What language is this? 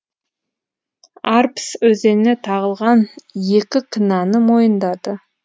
Kazakh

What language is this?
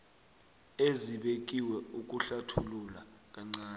South Ndebele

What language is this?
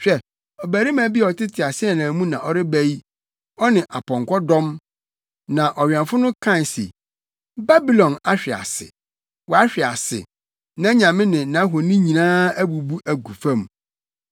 Akan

